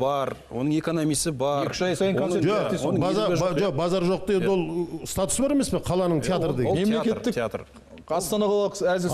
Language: Turkish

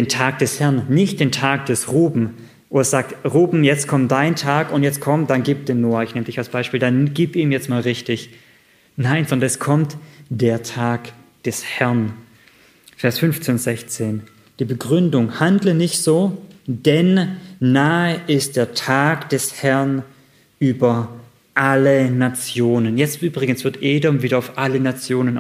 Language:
German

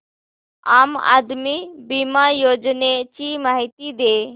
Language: Marathi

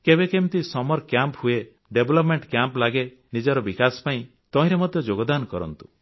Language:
Odia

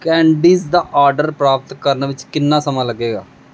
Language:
Punjabi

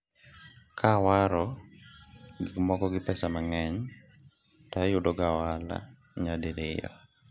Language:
Luo (Kenya and Tanzania)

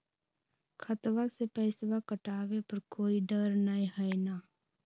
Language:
Magahi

